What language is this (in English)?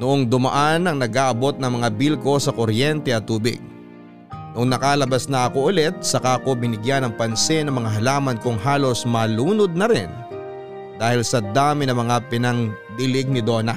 Filipino